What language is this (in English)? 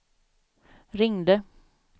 Swedish